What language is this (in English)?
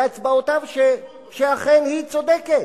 Hebrew